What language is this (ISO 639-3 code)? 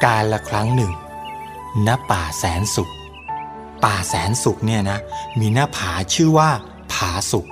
tha